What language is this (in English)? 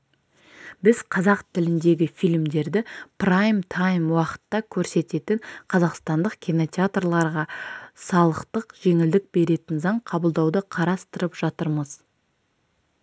Kazakh